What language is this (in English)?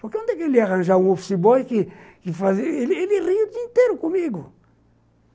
Portuguese